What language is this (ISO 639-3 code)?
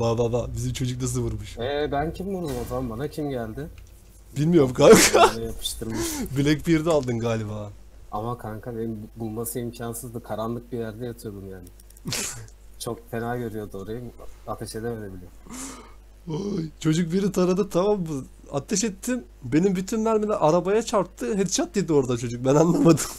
tur